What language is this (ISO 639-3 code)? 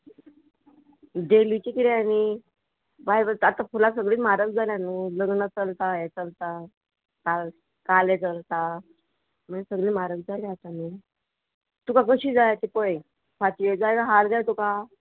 kok